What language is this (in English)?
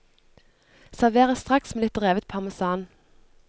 Norwegian